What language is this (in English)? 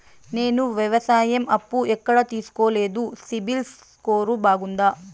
Telugu